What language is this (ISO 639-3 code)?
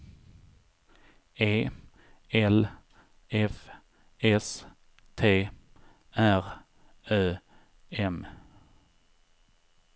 swe